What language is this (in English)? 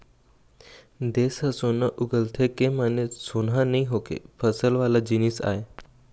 Chhattisgarhi